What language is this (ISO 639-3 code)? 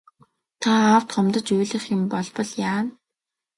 mon